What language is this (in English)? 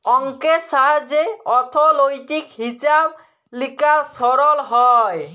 Bangla